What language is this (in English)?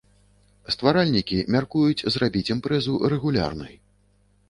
Belarusian